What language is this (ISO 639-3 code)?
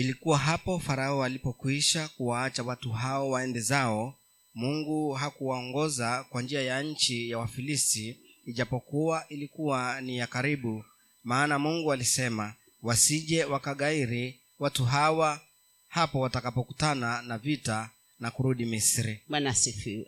swa